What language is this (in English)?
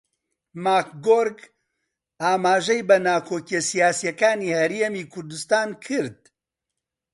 Central Kurdish